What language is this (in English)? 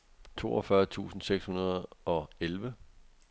Danish